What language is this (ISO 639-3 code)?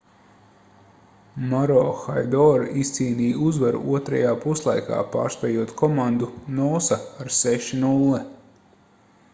lav